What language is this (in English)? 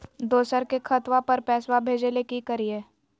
Magahi